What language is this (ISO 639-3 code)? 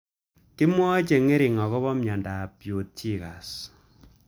kln